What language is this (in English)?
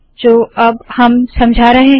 Hindi